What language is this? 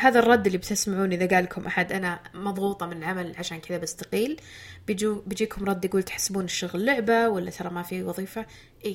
Arabic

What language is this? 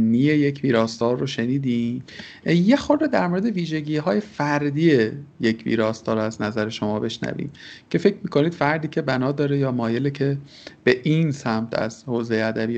Persian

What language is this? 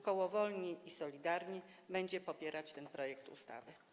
Polish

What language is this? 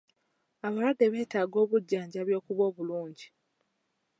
Ganda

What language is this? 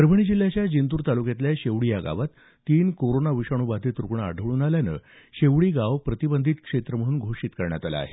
Marathi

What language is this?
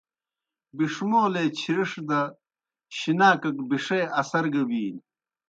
Kohistani Shina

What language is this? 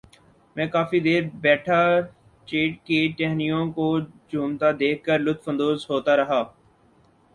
Urdu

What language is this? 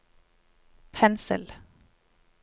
Norwegian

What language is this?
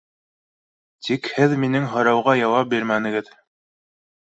Bashkir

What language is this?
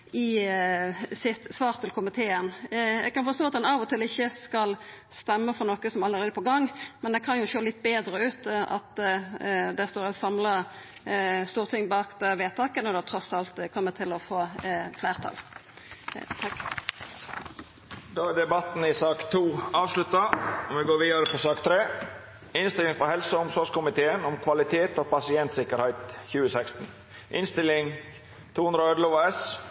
Norwegian Nynorsk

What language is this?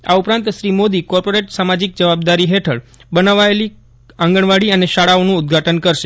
Gujarati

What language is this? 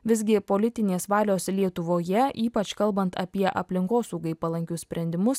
Lithuanian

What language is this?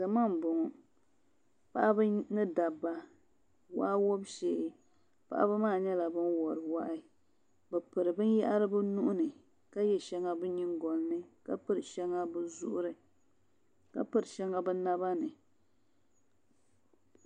Dagbani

